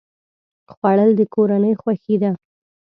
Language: Pashto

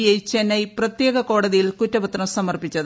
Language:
Malayalam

